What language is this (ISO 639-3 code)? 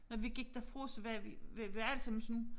dan